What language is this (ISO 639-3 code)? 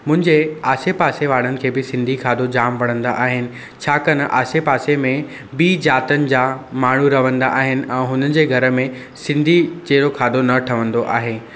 snd